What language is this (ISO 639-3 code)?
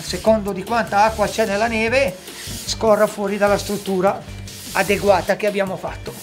ita